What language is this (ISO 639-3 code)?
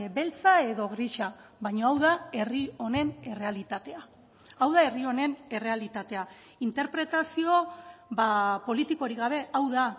eus